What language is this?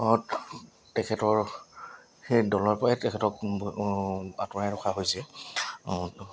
Assamese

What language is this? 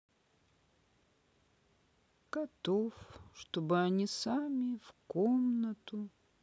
Russian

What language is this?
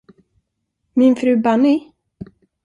Swedish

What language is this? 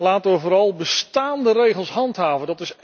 Dutch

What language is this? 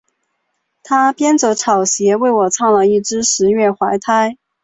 Chinese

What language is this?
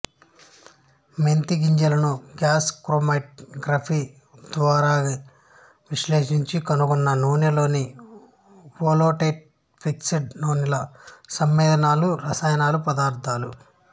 Telugu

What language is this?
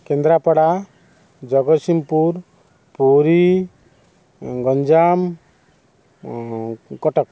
Odia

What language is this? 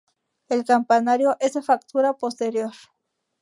Spanish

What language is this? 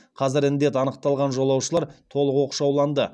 Kazakh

